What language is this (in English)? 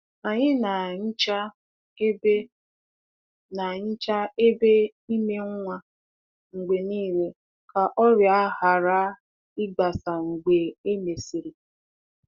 Igbo